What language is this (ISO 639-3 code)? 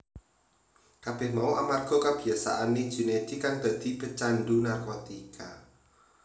jav